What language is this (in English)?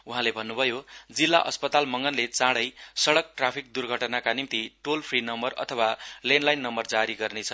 Nepali